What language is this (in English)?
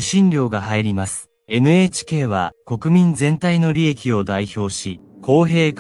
Japanese